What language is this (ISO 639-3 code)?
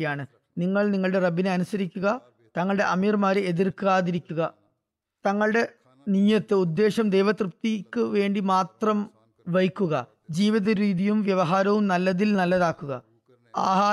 mal